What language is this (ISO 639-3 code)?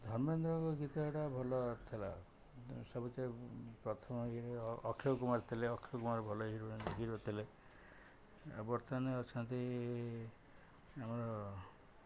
ori